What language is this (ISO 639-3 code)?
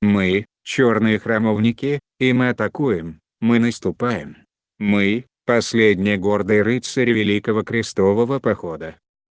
rus